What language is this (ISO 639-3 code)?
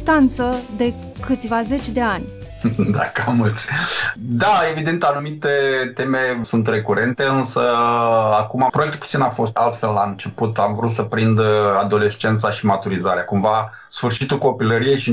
ron